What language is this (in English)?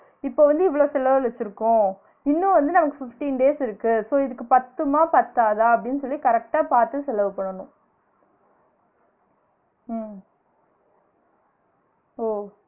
Tamil